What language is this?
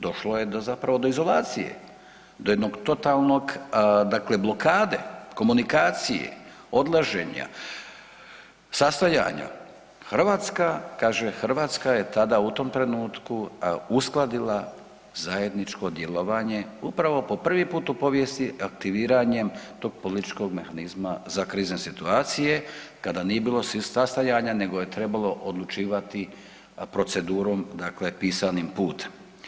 Croatian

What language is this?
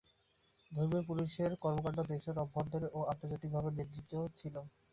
Bangla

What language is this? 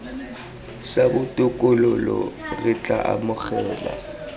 Tswana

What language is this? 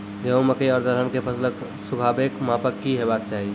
Maithili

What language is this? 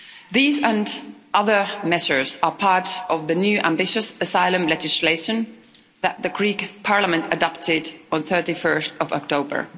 English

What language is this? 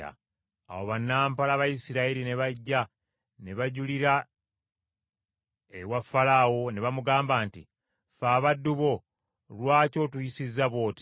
Ganda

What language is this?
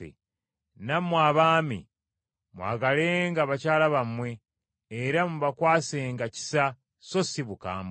Ganda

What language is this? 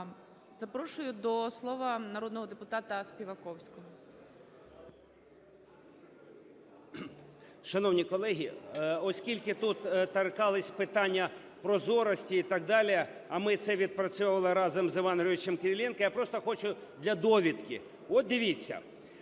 Ukrainian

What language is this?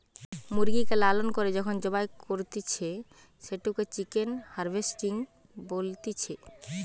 Bangla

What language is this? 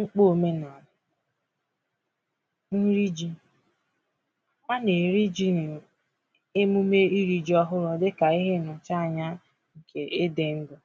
Igbo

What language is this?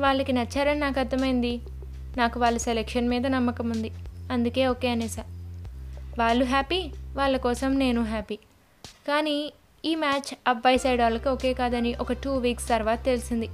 Telugu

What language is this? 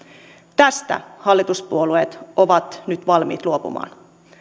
Finnish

